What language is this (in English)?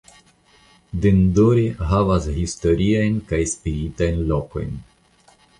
Esperanto